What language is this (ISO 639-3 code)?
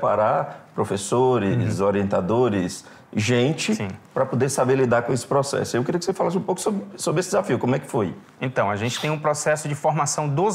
por